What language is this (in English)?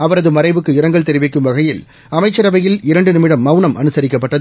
Tamil